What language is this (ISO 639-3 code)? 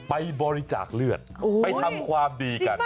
tha